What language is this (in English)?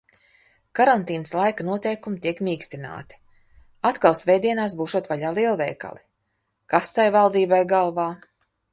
Latvian